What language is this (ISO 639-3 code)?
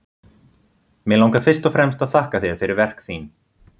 isl